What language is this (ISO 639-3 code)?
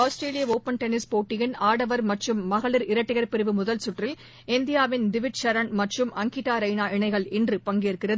tam